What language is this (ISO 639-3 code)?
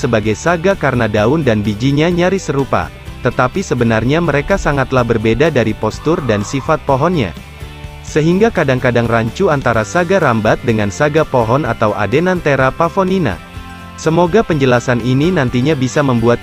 ind